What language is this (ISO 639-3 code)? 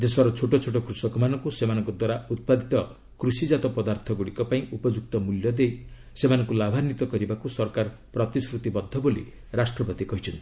ori